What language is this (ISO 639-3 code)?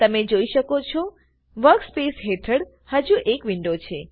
guj